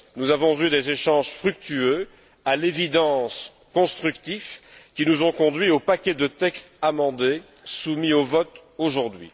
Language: French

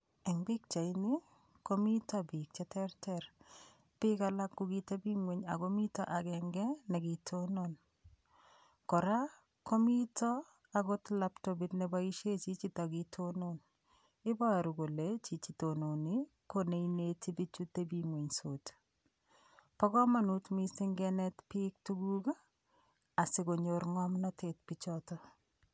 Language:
Kalenjin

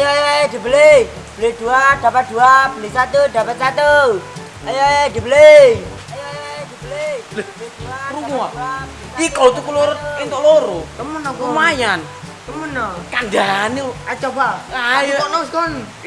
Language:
Indonesian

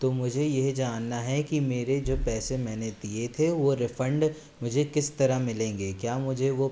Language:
Hindi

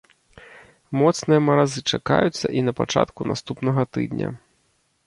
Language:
Belarusian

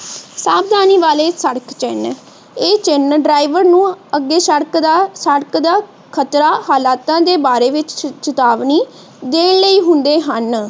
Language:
Punjabi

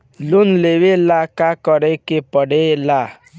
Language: Bhojpuri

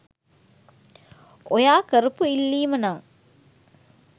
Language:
Sinhala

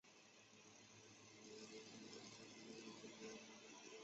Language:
Chinese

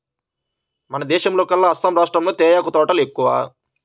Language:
Telugu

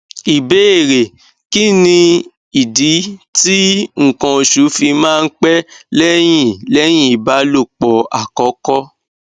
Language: Yoruba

